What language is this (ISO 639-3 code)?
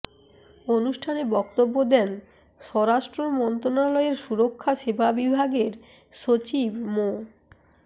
ben